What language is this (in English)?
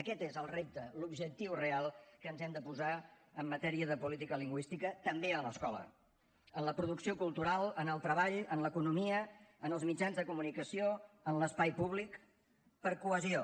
Catalan